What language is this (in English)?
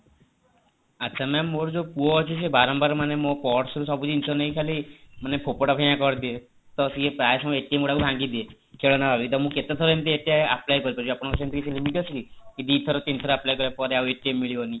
Odia